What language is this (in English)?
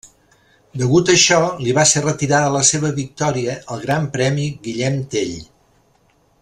Catalan